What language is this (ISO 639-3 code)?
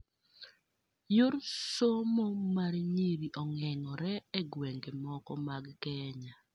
luo